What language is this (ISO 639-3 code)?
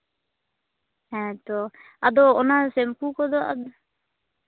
sat